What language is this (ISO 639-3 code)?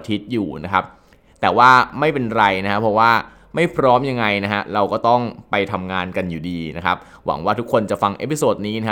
tha